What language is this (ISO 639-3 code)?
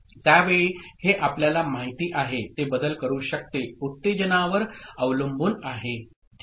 mar